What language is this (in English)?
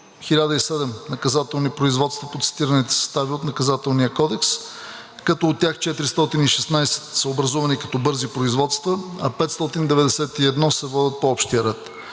Bulgarian